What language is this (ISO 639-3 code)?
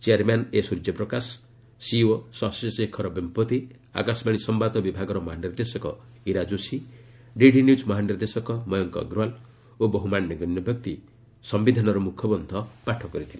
ori